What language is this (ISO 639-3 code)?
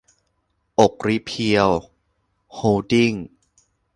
tha